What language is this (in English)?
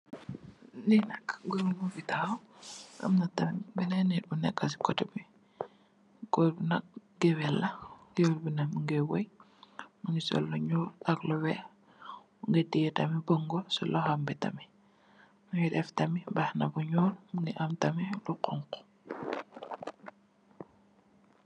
Wolof